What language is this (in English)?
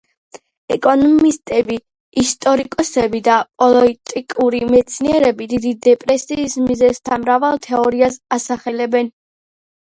Georgian